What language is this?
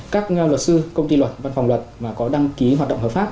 Vietnamese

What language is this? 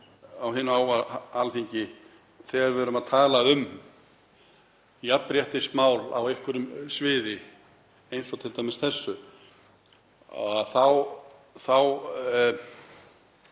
Icelandic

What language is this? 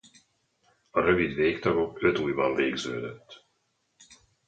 Hungarian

